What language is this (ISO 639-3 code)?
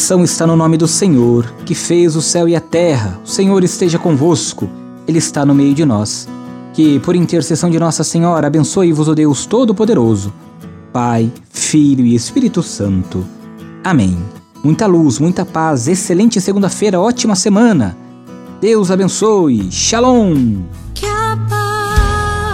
por